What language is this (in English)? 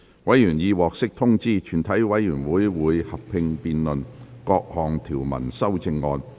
Cantonese